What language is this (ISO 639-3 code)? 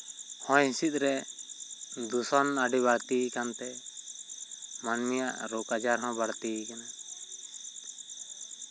sat